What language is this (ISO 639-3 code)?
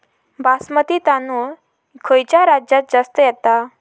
mar